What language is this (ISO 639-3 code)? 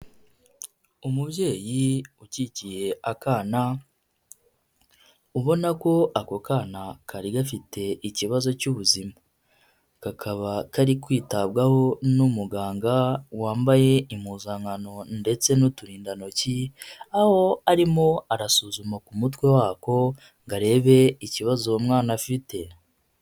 kin